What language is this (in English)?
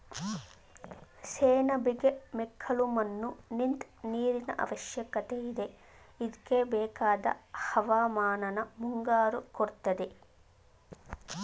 Kannada